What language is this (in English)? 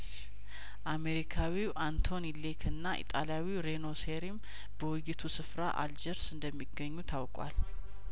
Amharic